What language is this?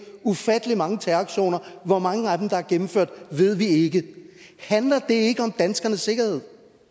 Danish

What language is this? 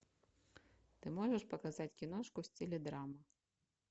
Russian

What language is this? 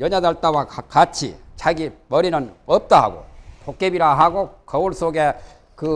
Korean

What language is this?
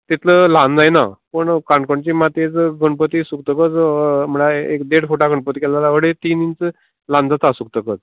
Konkani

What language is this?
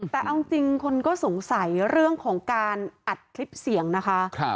Thai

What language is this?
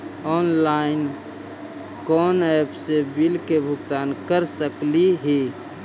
Magahi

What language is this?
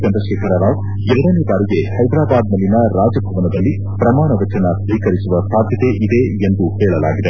Kannada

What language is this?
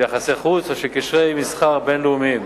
Hebrew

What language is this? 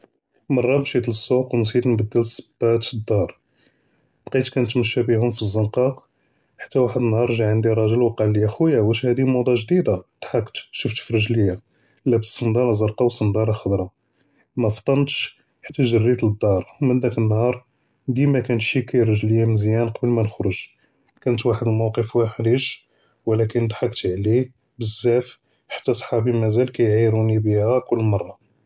Judeo-Arabic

